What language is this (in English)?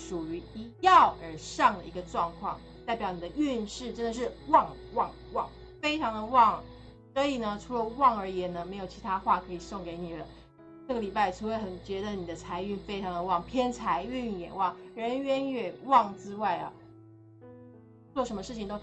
Chinese